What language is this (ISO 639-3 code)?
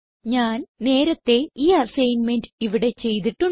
mal